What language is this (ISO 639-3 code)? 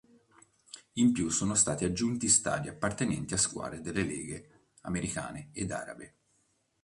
ita